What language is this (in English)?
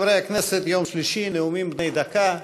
Hebrew